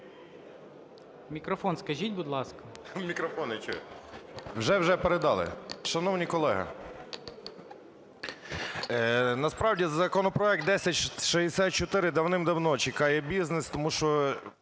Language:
Ukrainian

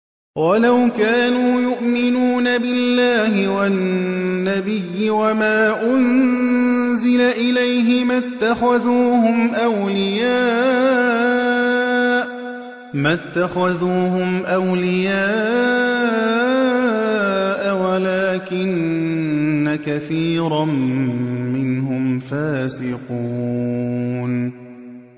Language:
Arabic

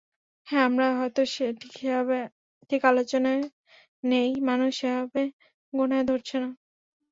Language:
Bangla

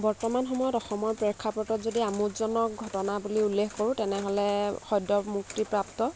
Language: Assamese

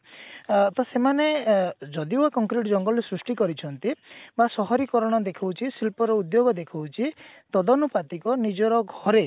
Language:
Odia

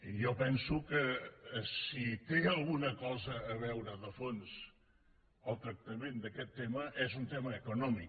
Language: Catalan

